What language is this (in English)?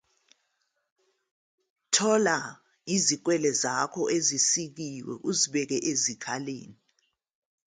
Zulu